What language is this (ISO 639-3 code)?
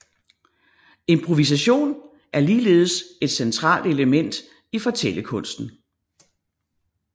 dan